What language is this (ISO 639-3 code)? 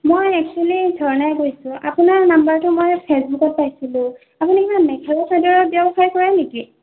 asm